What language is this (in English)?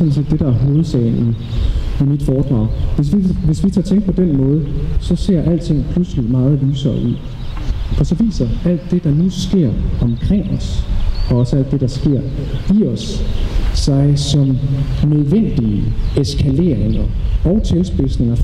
Danish